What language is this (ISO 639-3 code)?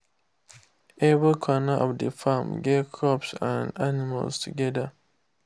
pcm